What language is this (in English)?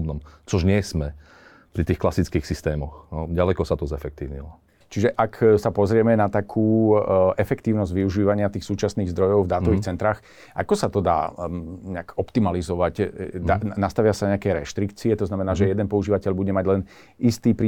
Slovak